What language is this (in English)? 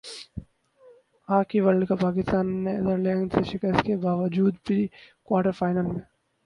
Urdu